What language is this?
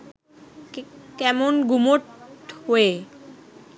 Bangla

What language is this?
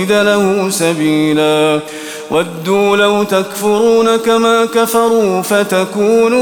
Arabic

